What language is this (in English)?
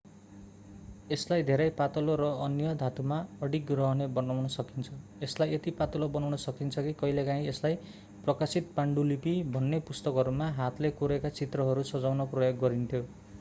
Nepali